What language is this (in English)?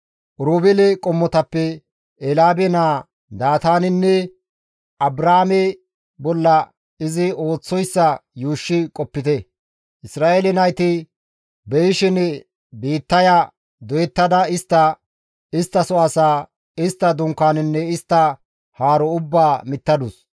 Gamo